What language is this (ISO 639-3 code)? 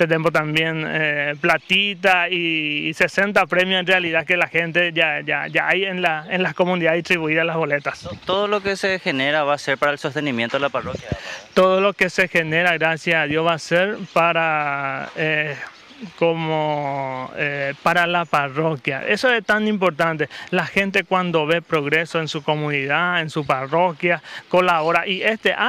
spa